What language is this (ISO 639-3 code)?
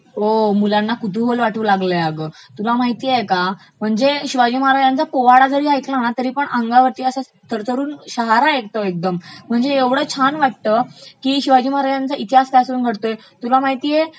mar